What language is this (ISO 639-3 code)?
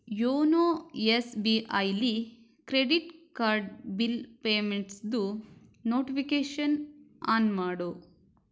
kan